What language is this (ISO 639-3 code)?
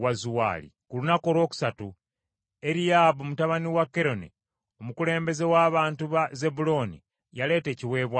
lug